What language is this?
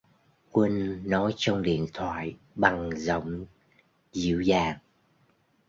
Vietnamese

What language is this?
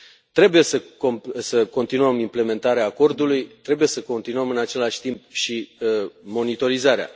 Romanian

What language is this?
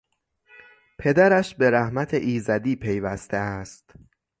Persian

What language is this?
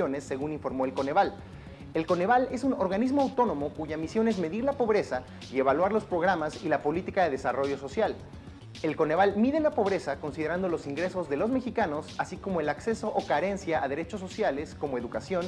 Spanish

